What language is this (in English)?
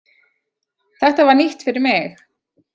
Icelandic